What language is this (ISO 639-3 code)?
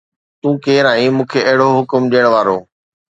snd